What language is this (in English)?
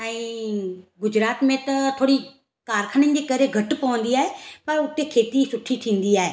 Sindhi